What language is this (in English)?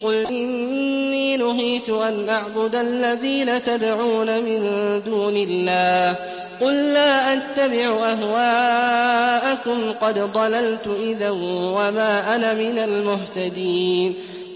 Arabic